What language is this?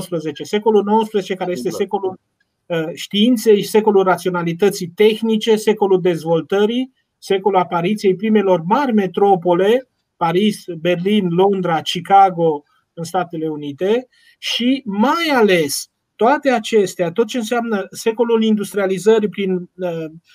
Romanian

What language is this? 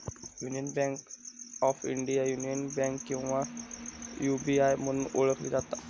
Marathi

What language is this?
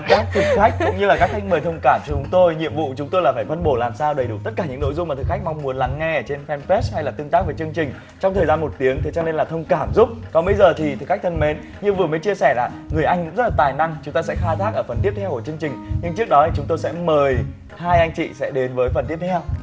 Vietnamese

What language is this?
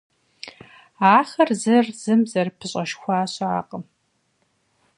Kabardian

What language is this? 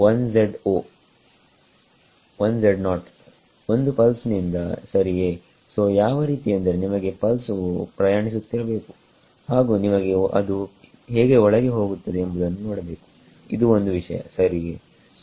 Kannada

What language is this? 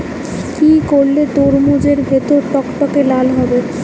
Bangla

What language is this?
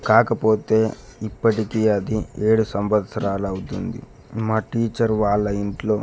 Telugu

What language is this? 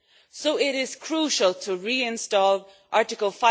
English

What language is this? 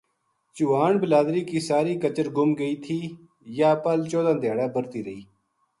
Gujari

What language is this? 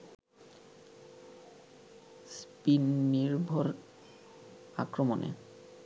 Bangla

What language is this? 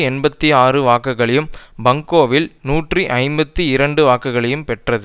Tamil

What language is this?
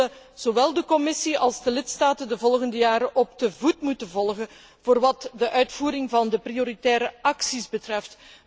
Dutch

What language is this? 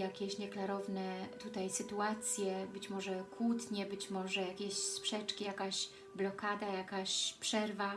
Polish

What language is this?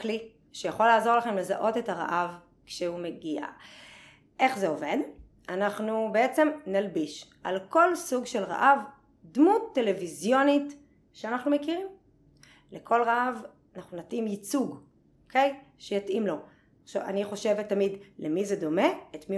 Hebrew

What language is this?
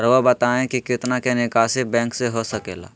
Magahi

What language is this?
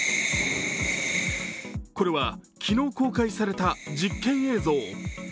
Japanese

